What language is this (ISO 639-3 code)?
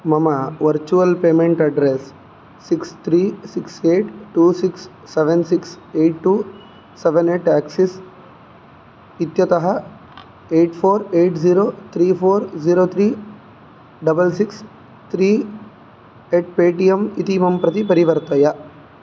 san